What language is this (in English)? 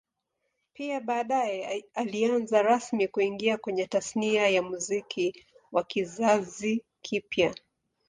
Swahili